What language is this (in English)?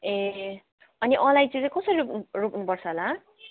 Nepali